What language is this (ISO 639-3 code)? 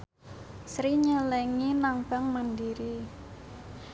jav